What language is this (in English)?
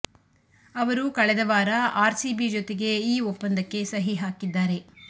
Kannada